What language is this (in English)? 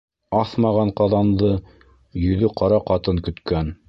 Bashkir